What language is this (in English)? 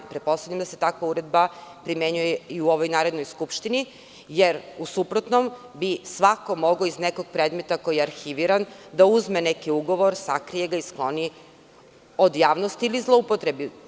Serbian